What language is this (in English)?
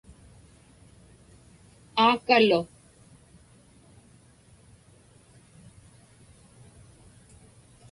Inupiaq